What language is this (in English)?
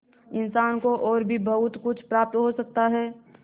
Hindi